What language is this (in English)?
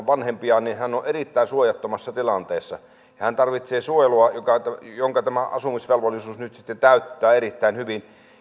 Finnish